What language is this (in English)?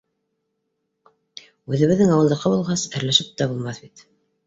Bashkir